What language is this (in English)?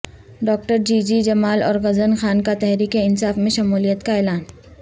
Urdu